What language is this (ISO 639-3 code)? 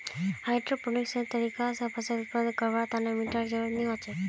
mag